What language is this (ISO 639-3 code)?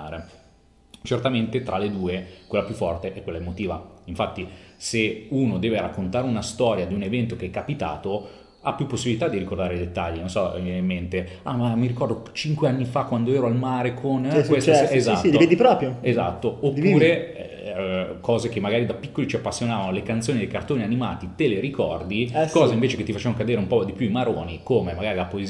ita